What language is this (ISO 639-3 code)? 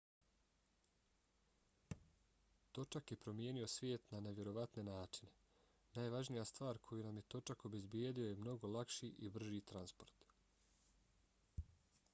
bos